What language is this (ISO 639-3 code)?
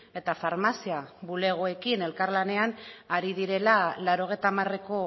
eus